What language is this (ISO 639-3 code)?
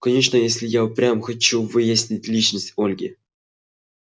rus